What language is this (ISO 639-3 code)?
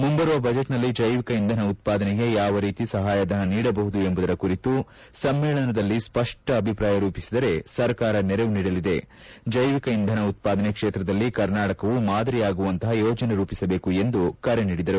kan